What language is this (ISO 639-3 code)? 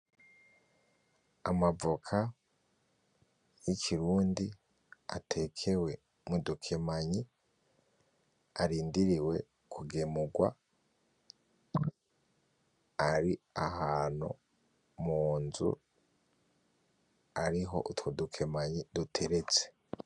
run